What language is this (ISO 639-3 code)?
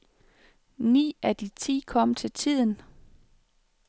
dan